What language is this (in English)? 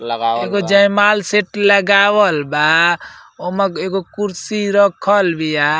Bhojpuri